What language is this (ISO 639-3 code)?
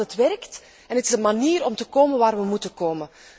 nld